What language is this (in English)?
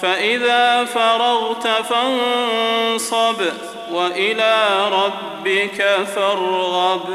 Arabic